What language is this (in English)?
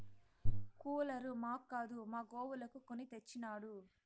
Telugu